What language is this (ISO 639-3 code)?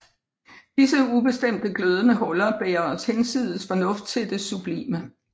dan